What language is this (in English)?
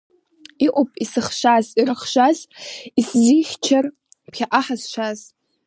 Abkhazian